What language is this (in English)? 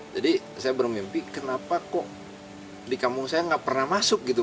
Indonesian